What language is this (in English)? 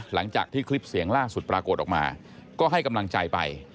Thai